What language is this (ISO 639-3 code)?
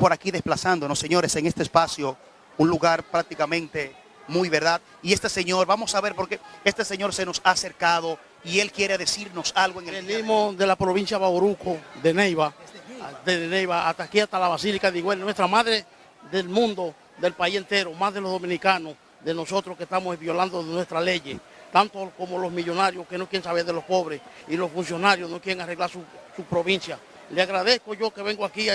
spa